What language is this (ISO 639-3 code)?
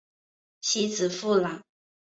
zho